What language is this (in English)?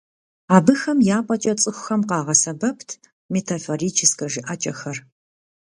Kabardian